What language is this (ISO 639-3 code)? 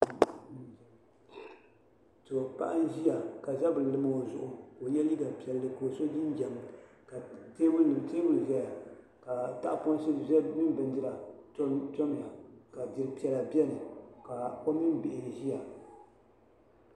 dag